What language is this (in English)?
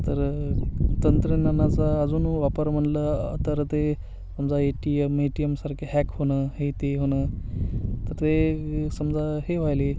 Marathi